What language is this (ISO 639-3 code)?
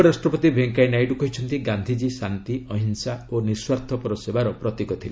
ori